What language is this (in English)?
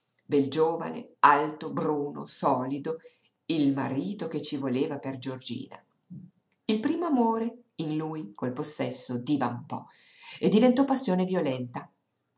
Italian